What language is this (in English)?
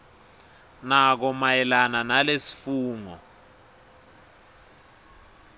Swati